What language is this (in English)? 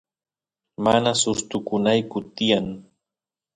Santiago del Estero Quichua